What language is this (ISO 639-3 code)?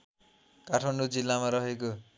nep